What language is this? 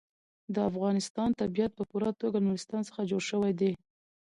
Pashto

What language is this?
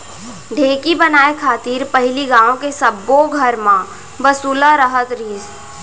Chhattisgarhi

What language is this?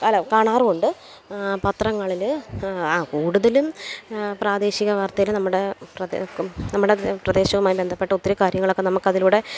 Malayalam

